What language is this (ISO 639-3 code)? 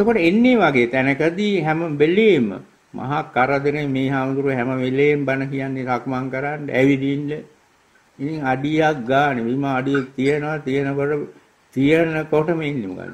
tha